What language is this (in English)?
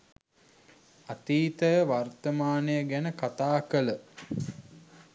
Sinhala